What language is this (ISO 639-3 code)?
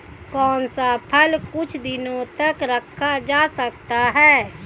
hin